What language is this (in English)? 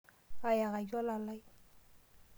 Masai